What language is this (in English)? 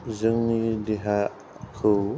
Bodo